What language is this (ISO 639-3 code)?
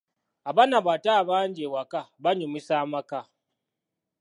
lug